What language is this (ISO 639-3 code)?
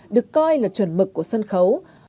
vie